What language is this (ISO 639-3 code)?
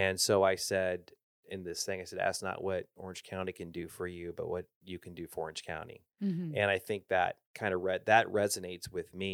eng